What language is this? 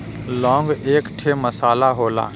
Bhojpuri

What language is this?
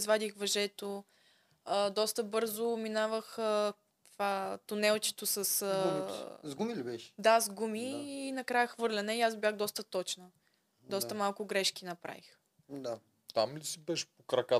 Bulgarian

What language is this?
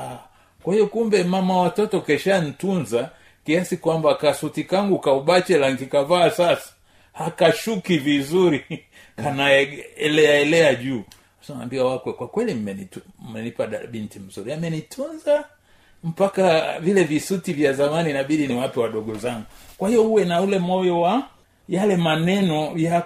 Swahili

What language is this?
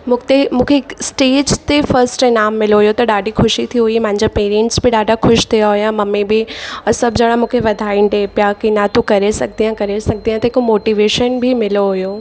Sindhi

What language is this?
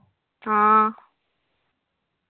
Malayalam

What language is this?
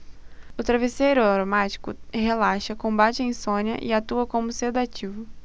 Portuguese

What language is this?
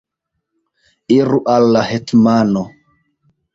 Esperanto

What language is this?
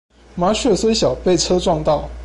Chinese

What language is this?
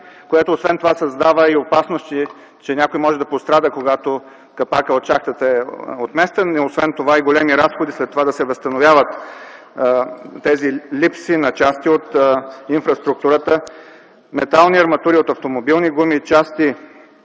Bulgarian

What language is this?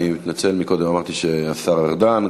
Hebrew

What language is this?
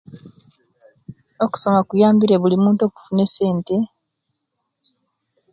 Kenyi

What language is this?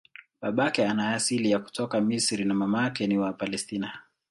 Swahili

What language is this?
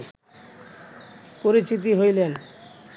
Bangla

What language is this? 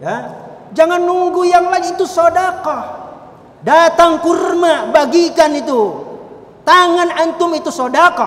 Indonesian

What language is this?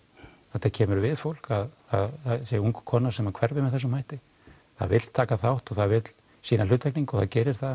Icelandic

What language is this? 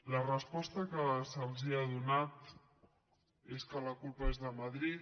Catalan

